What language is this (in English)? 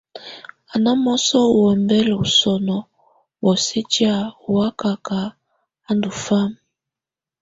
Tunen